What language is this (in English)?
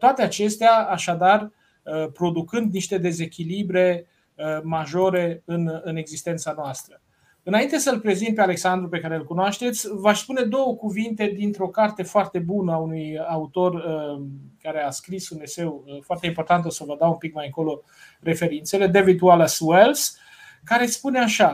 Romanian